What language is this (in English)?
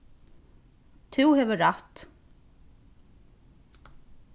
Faroese